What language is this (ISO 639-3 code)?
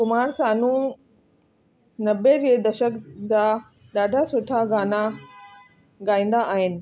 snd